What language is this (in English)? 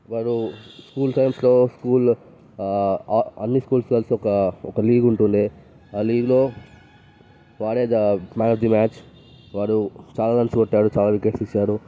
Telugu